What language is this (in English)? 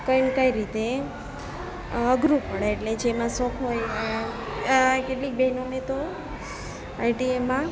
Gujarati